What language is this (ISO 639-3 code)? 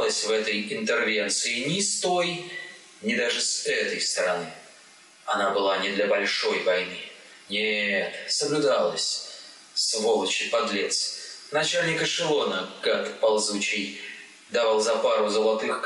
rus